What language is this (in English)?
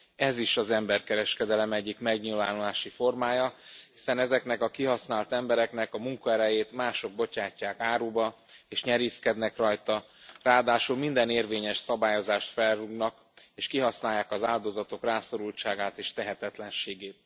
Hungarian